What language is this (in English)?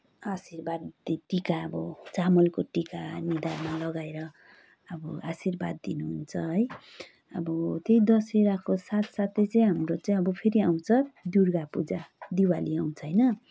Nepali